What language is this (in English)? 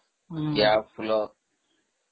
Odia